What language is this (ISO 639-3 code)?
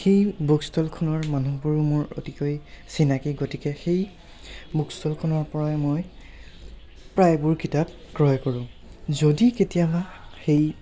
asm